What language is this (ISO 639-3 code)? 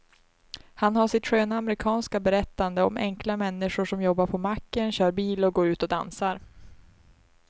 swe